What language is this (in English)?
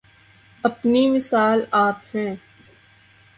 Urdu